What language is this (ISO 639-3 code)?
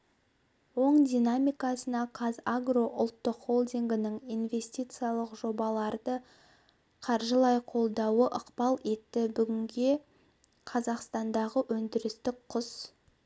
kaz